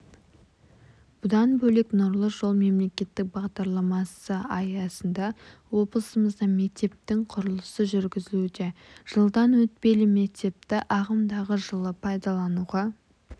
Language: Kazakh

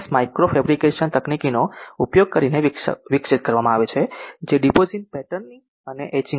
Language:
Gujarati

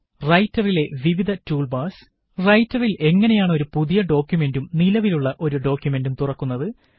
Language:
Malayalam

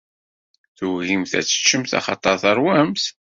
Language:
Kabyle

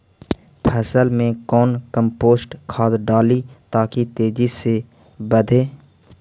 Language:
Magahi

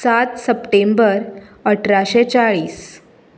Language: Konkani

